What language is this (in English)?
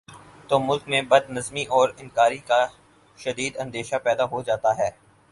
Urdu